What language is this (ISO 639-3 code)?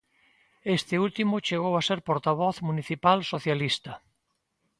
glg